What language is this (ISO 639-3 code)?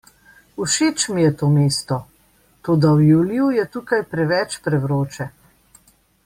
slv